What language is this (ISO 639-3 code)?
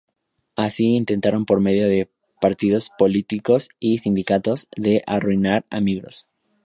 spa